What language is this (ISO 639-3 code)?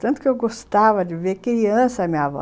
por